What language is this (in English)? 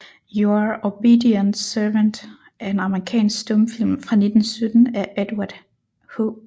Danish